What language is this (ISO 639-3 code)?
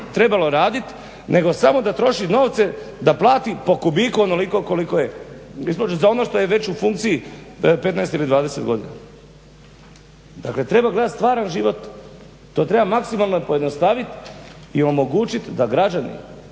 hrv